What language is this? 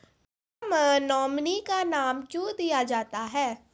Maithili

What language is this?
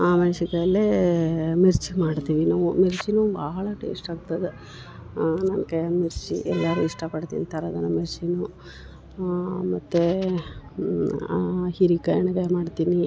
Kannada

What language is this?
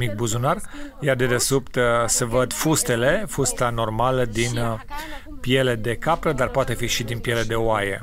Romanian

